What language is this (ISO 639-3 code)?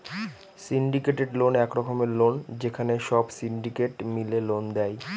ben